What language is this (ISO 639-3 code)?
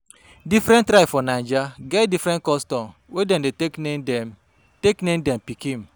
pcm